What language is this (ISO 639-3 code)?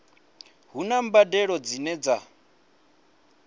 ven